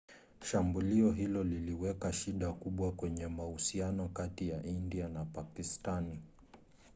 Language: Swahili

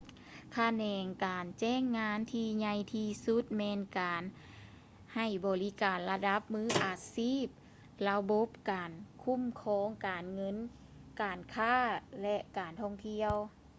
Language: Lao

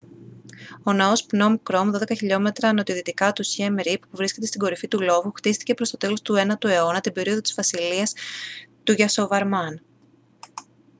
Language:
Greek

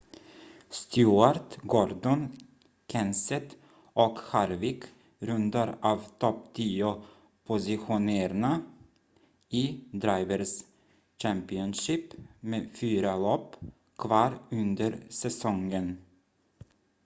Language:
Swedish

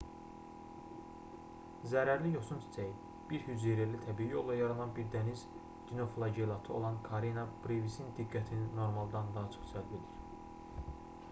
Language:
Azerbaijani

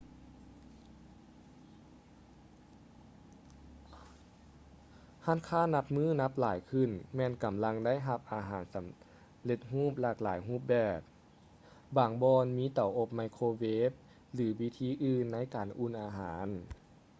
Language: Lao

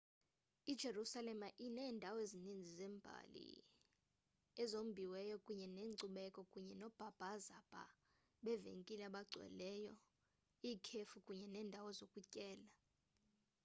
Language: Xhosa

